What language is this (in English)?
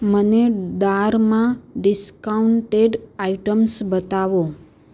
Gujarati